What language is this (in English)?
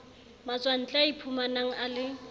Southern Sotho